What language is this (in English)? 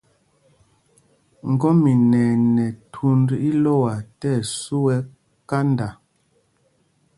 Mpumpong